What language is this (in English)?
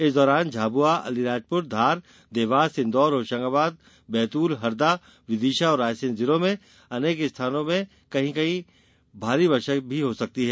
Hindi